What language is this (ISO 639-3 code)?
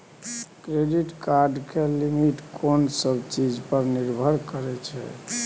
mai